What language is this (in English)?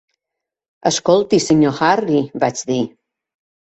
Catalan